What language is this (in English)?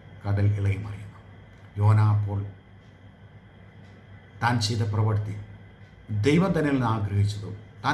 Malayalam